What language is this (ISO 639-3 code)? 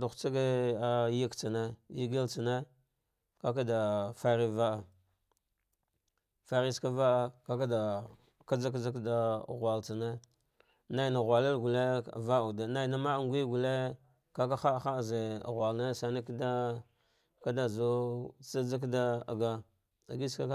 dgh